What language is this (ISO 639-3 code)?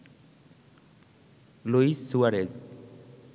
ben